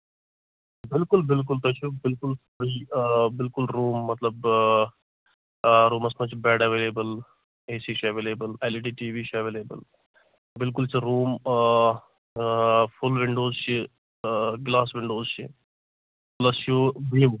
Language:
Kashmiri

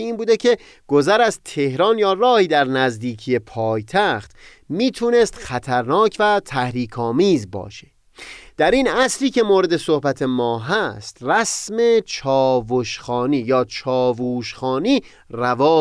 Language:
Persian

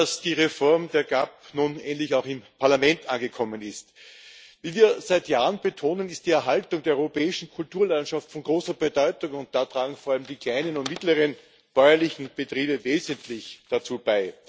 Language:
German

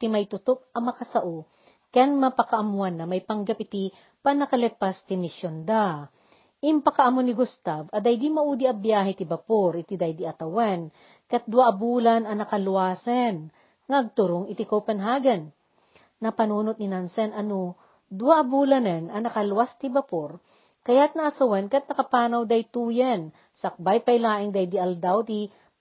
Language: Filipino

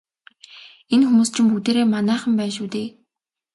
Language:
Mongolian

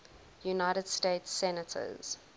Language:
English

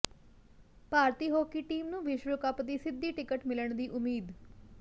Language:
Punjabi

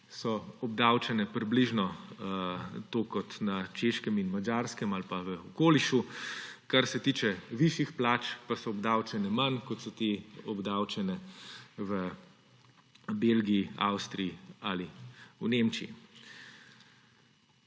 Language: Slovenian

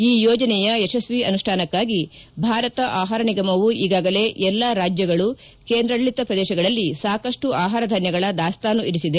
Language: Kannada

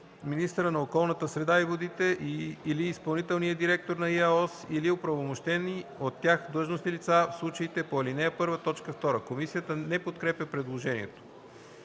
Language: Bulgarian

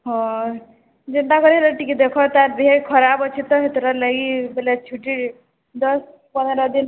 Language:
Odia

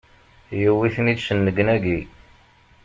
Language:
Kabyle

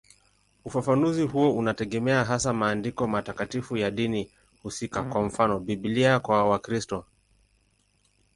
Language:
Swahili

